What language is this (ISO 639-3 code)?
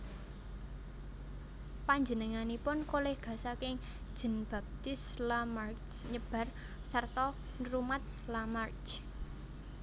jav